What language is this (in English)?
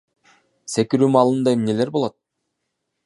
Kyrgyz